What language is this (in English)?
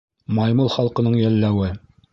Bashkir